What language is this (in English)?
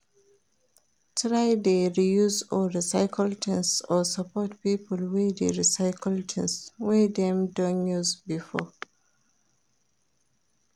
Nigerian Pidgin